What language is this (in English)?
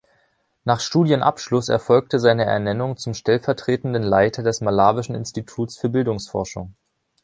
German